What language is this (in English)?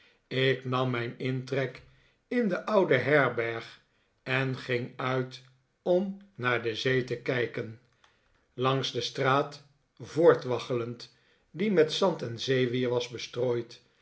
Dutch